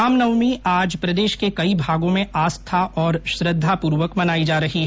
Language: Hindi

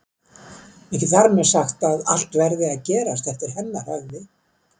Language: Icelandic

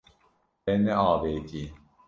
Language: Kurdish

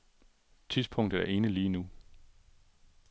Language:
Danish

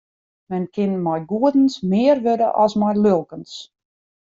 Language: Western Frisian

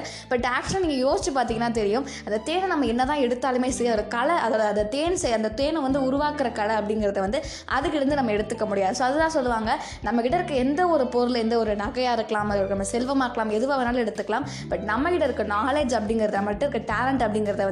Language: Tamil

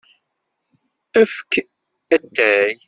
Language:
Kabyle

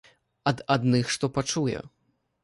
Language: Belarusian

